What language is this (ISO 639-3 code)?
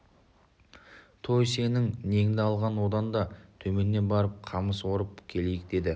kaz